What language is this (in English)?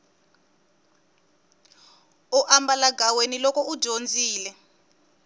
Tsonga